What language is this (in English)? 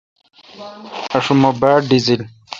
Kalkoti